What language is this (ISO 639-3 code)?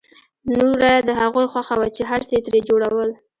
pus